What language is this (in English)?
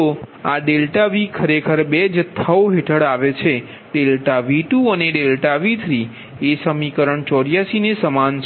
Gujarati